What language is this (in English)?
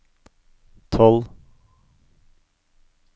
Norwegian